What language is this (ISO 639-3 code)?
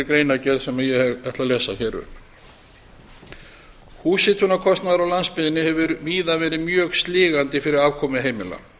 isl